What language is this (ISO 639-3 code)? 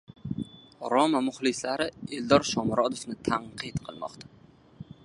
uzb